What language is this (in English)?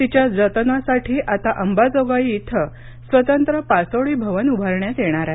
Marathi